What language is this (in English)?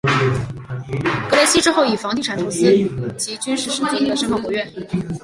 Chinese